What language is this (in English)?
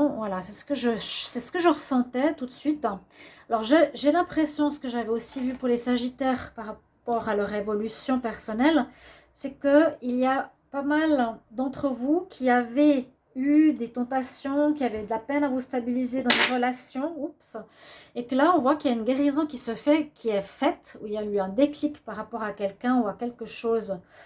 French